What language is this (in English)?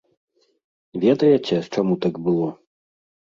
Belarusian